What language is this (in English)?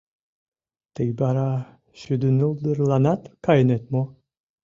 Mari